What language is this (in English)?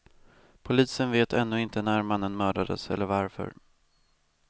Swedish